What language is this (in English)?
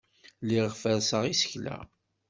Kabyle